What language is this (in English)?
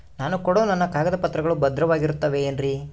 Kannada